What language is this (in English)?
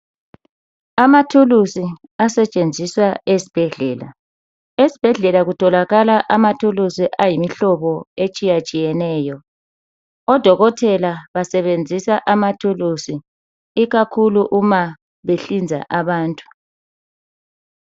North Ndebele